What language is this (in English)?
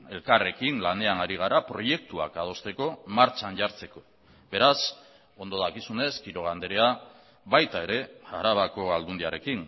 Basque